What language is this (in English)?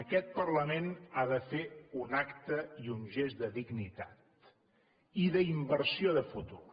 Catalan